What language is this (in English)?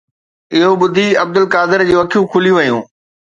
Sindhi